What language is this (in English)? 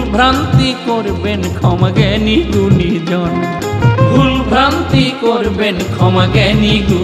Romanian